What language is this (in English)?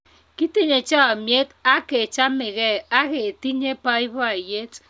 Kalenjin